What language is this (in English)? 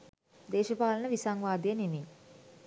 Sinhala